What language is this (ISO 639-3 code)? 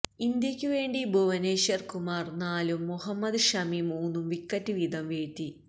mal